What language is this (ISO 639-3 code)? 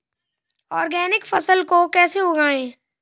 hin